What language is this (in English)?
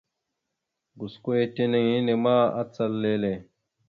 Mada (Cameroon)